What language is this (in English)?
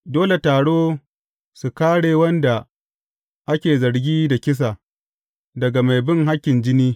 Hausa